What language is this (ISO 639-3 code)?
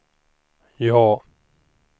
swe